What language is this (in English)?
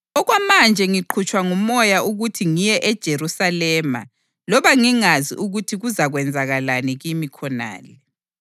North Ndebele